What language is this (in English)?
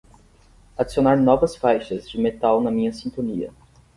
Portuguese